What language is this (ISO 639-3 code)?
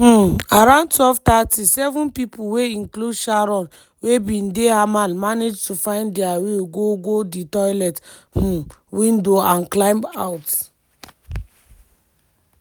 pcm